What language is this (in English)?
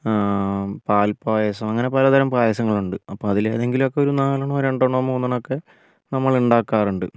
Malayalam